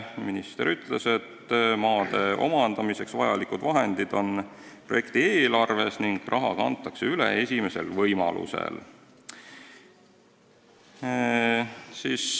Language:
Estonian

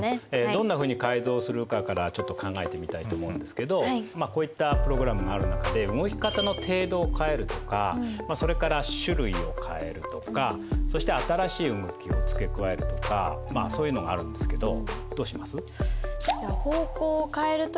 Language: Japanese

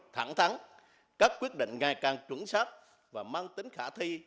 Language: Vietnamese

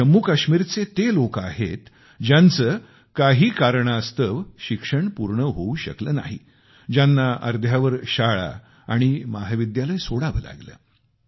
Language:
Marathi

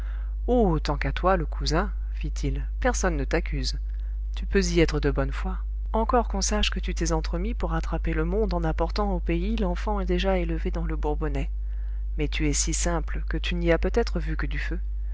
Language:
French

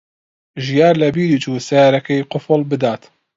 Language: Central Kurdish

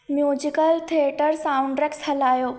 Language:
Sindhi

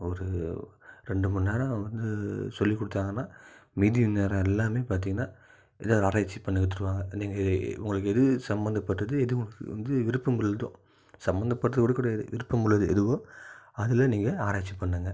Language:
Tamil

